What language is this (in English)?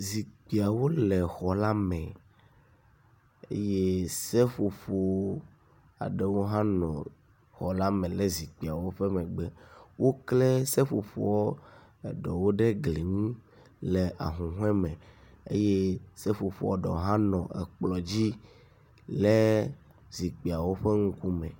Ewe